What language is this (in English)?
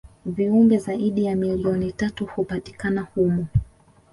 Swahili